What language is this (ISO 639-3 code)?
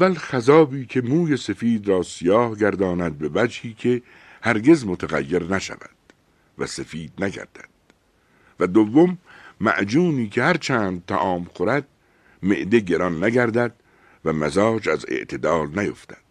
fas